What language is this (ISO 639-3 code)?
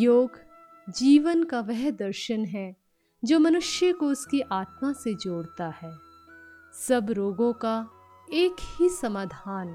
hin